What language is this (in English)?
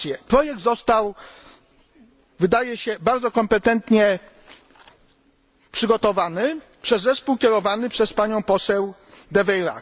Polish